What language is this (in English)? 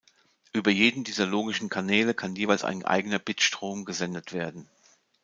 German